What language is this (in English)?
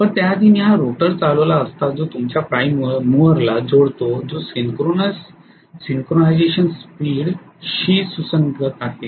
Marathi